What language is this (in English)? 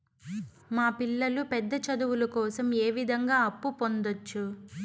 Telugu